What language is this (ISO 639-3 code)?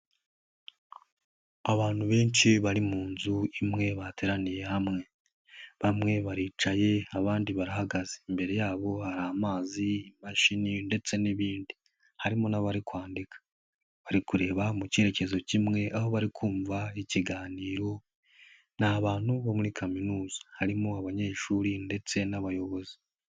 kin